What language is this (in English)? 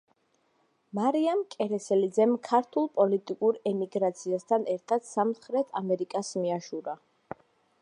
Georgian